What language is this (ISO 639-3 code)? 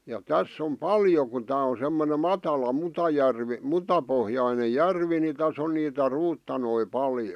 fin